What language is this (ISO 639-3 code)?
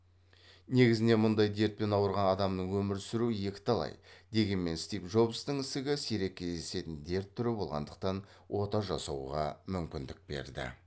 kaz